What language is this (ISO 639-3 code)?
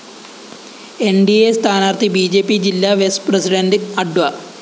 mal